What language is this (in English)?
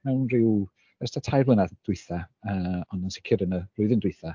Welsh